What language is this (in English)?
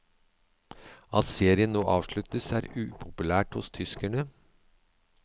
Norwegian